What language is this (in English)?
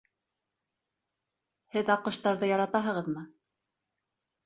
Bashkir